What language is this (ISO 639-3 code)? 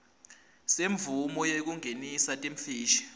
ssw